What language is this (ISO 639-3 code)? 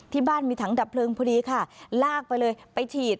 tha